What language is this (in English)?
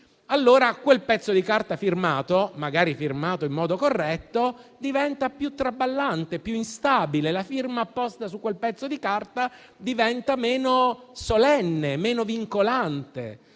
Italian